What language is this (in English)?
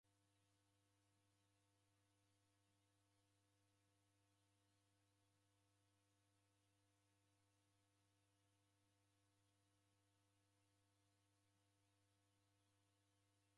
Taita